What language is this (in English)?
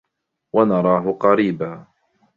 Arabic